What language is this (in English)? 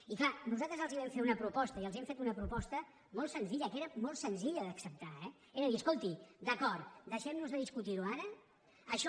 Catalan